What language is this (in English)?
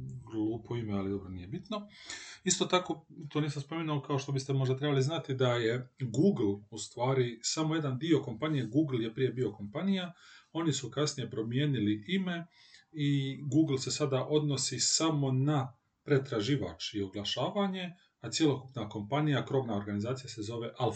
Croatian